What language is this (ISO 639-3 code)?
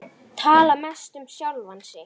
isl